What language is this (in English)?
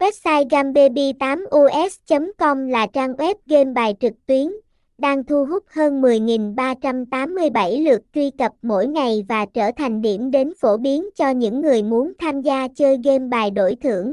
Vietnamese